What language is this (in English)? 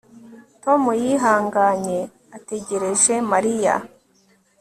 Kinyarwanda